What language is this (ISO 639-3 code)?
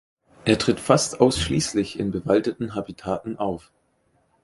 deu